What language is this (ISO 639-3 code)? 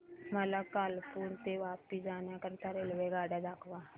mar